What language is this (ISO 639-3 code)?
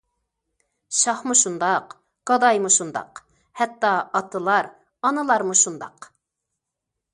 uig